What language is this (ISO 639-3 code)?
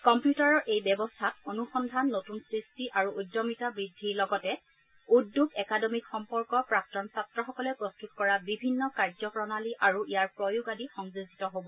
asm